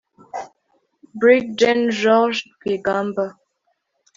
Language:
Kinyarwanda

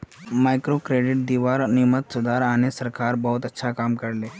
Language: Magahi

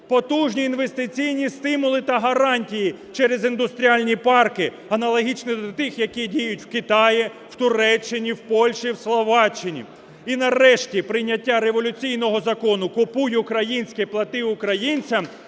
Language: Ukrainian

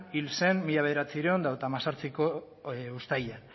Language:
Basque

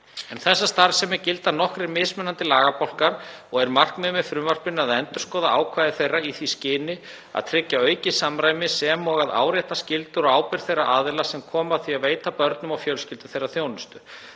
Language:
Icelandic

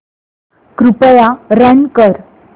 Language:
Marathi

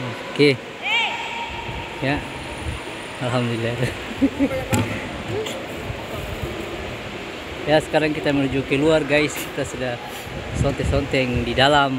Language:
Indonesian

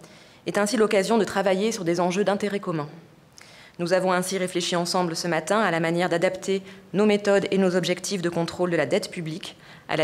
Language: French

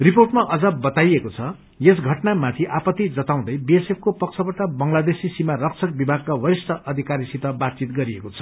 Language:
Nepali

